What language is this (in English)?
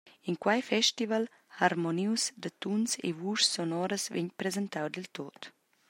Romansh